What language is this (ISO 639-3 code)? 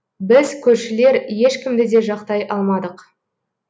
kaz